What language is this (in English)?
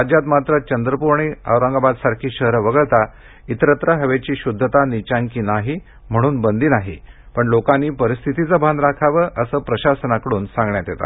Marathi